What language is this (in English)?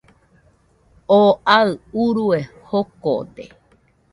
Nüpode Huitoto